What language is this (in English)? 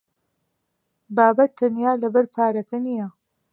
Central Kurdish